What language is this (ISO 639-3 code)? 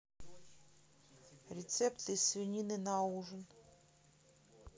rus